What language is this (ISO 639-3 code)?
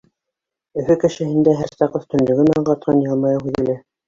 bak